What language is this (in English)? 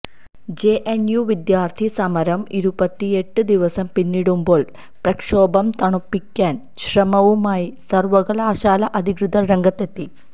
Malayalam